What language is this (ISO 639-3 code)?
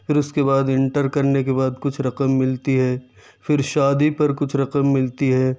urd